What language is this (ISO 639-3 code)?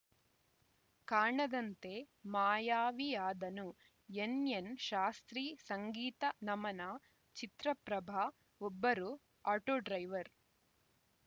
kan